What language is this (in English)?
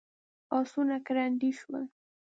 Pashto